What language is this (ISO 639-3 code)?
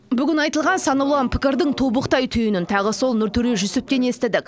kaz